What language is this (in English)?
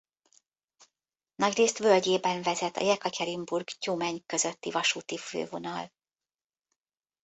Hungarian